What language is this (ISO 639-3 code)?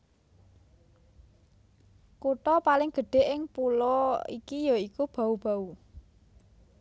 jav